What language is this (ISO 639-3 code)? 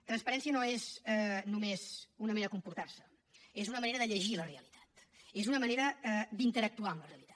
cat